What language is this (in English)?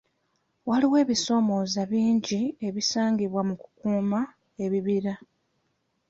Ganda